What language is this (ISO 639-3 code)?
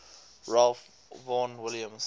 eng